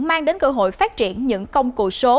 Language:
Vietnamese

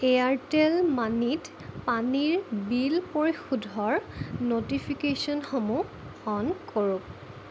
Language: Assamese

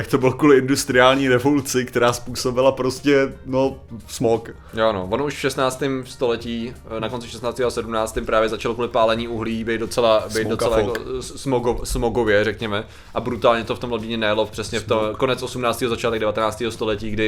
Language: Czech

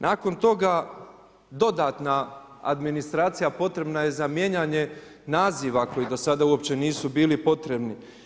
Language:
Croatian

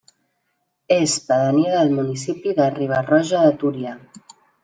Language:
Catalan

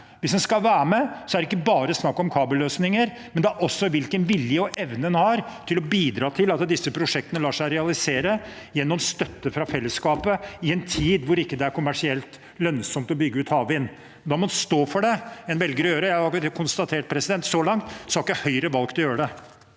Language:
Norwegian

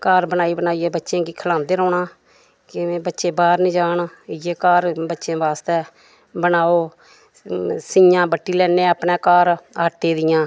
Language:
Dogri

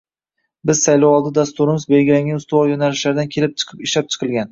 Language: Uzbek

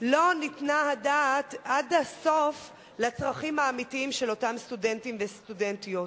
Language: Hebrew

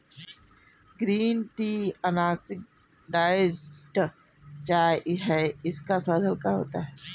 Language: Hindi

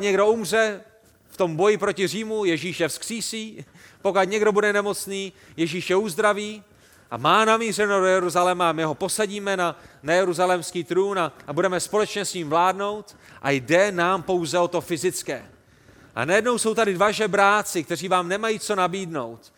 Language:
Czech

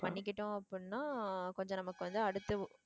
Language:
Tamil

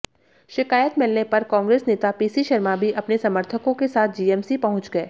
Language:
Hindi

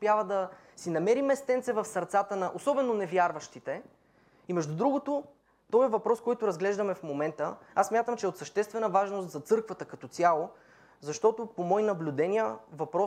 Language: Bulgarian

